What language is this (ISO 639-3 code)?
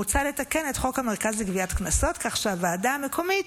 heb